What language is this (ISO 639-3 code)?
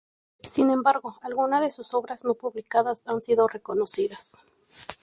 spa